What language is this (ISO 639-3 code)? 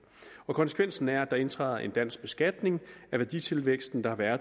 dan